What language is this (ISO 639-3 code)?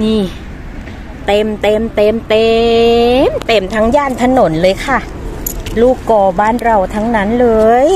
tha